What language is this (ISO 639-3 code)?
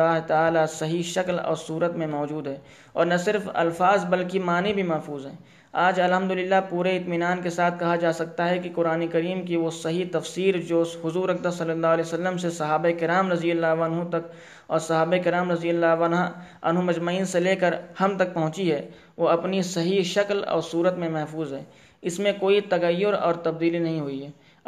urd